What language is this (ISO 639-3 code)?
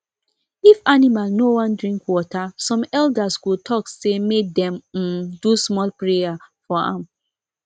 pcm